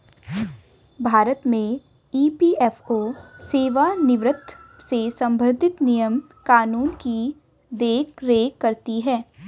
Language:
Hindi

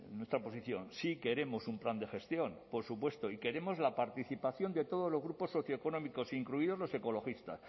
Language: Spanish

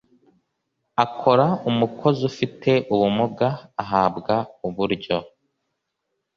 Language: Kinyarwanda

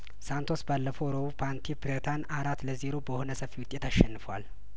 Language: Amharic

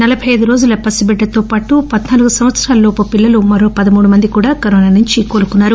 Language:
Telugu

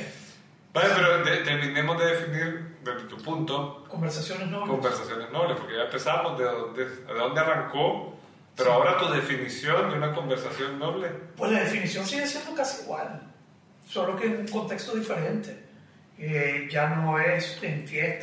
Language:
Spanish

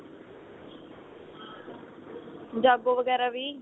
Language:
Punjabi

